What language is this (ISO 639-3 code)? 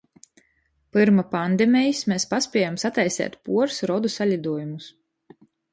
ltg